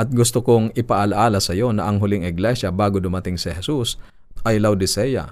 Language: Filipino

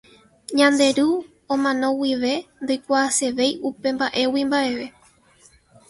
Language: Guarani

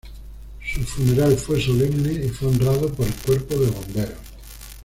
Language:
Spanish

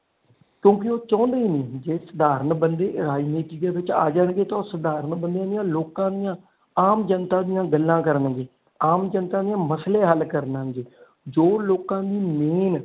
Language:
Punjabi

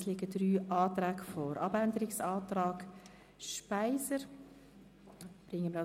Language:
Swiss German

